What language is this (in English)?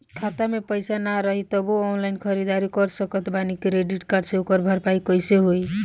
Bhojpuri